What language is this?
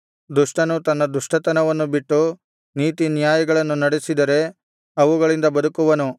Kannada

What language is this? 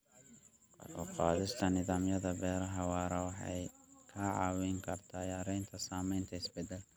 Somali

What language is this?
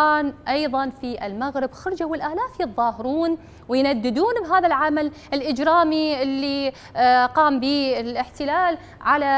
Arabic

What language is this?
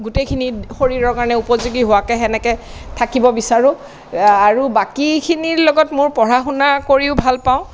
Assamese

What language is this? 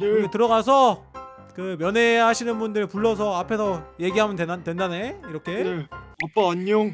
Korean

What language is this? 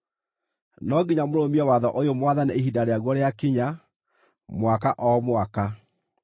Kikuyu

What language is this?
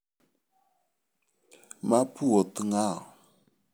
Luo (Kenya and Tanzania)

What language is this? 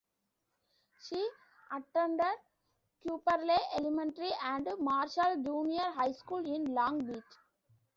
English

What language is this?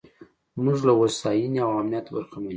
Pashto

